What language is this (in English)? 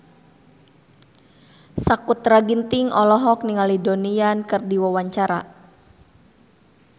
Sundanese